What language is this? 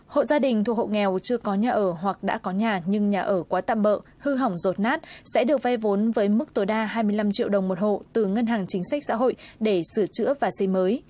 Vietnamese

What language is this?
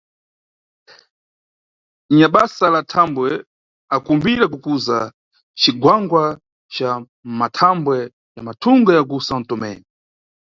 Nyungwe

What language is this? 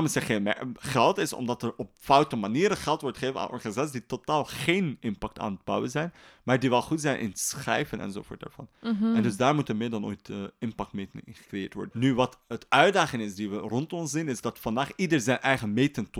Dutch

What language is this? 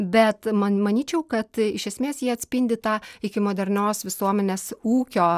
Lithuanian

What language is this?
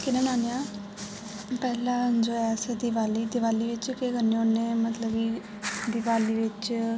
Dogri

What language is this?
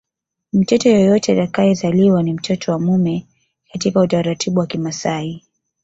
Swahili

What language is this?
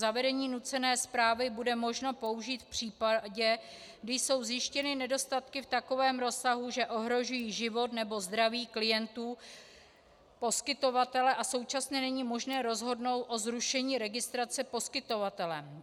Czech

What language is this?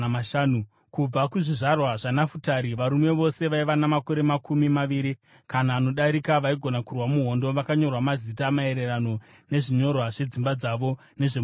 Shona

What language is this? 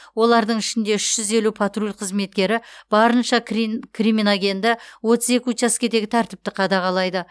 Kazakh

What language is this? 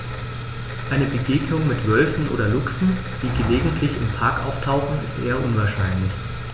German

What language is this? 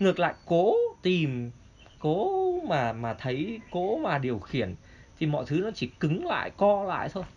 Vietnamese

